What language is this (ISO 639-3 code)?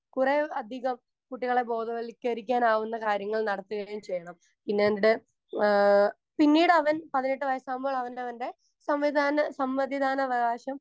mal